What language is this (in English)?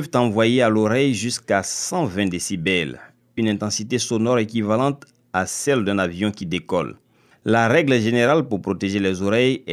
French